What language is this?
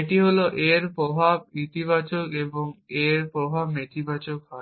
Bangla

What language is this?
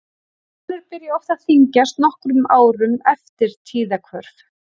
Icelandic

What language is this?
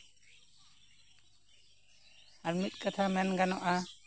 Santali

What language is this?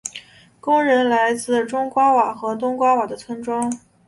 Chinese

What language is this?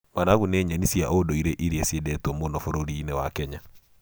Kikuyu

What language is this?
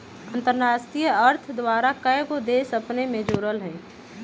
Magahi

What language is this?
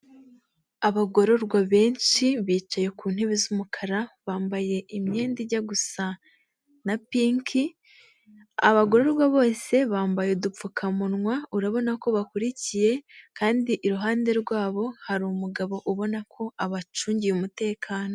Kinyarwanda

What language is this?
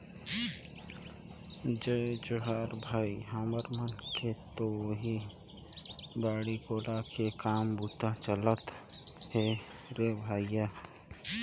Chhattisgarhi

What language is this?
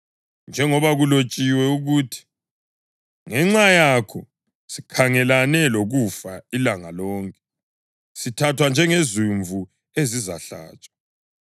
North Ndebele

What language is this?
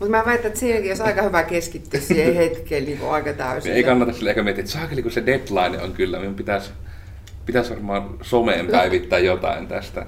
Finnish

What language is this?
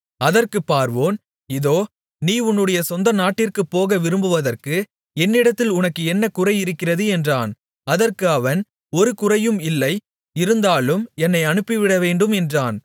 Tamil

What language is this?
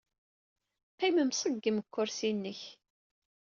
Kabyle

